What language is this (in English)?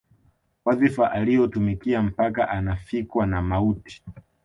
Swahili